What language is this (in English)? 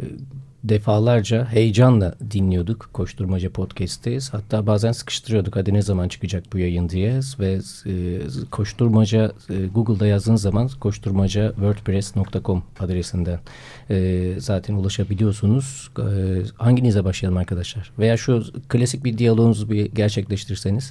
Turkish